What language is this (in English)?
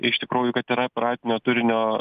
Lithuanian